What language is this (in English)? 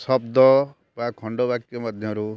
Odia